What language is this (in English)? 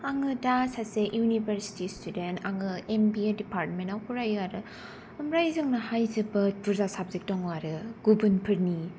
Bodo